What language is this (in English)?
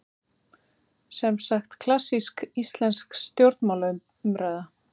Icelandic